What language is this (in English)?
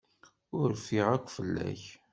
Kabyle